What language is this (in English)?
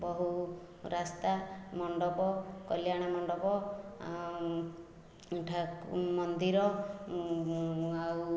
Odia